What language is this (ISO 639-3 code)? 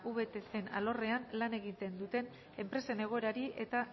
eus